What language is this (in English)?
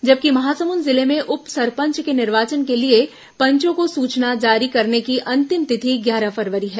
Hindi